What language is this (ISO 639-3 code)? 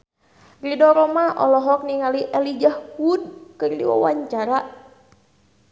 sun